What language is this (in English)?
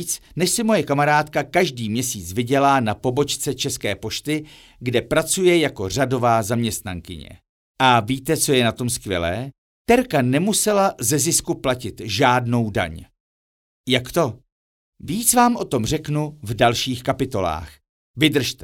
Czech